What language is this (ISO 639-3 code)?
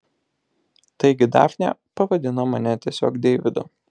lit